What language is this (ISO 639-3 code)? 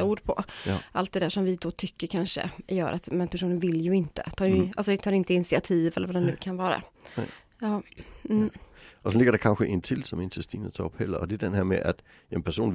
swe